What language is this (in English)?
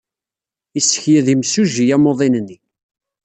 Kabyle